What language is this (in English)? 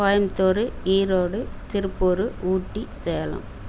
Tamil